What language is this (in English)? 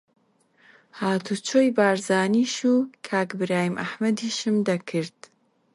Central Kurdish